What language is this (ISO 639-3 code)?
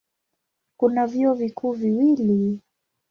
swa